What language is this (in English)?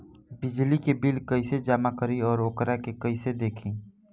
Bhojpuri